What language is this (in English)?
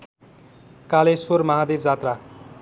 Nepali